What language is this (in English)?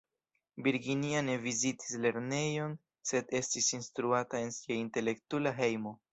Esperanto